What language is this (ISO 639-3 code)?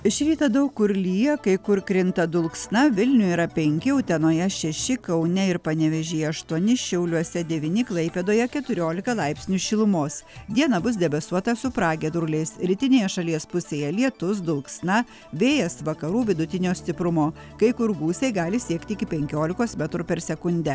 lit